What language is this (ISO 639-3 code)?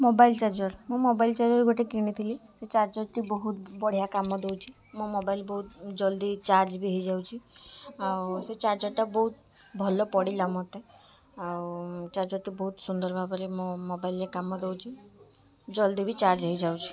ori